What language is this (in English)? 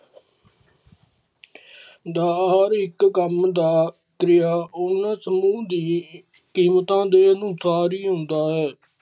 Punjabi